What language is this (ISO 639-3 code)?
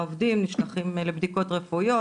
heb